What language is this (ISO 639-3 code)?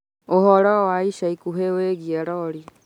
kik